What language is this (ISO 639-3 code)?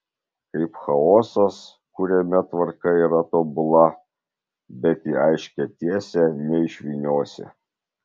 lit